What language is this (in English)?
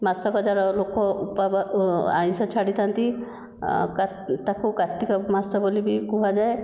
Odia